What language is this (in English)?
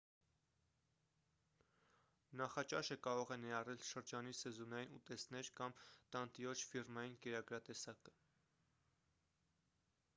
Armenian